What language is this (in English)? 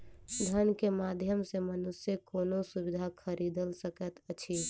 Maithili